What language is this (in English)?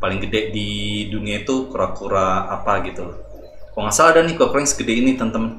Indonesian